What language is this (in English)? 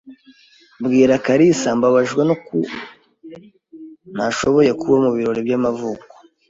Kinyarwanda